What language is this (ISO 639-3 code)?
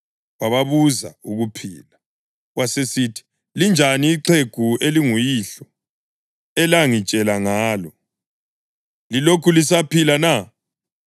nde